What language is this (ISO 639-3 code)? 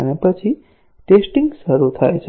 guj